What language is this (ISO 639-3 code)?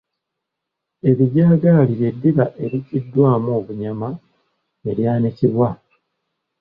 lug